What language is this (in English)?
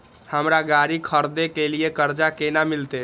Maithili